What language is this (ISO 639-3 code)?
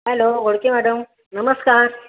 mar